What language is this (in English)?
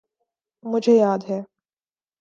Urdu